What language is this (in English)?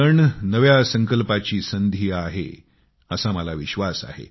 Marathi